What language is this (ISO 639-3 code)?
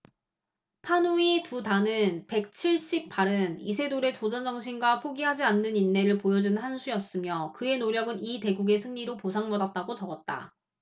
kor